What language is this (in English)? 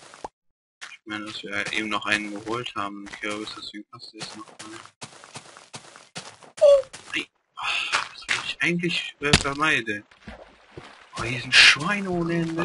German